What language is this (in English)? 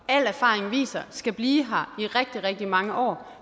Danish